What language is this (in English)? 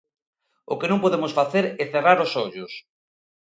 Galician